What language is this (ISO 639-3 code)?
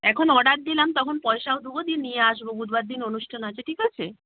ben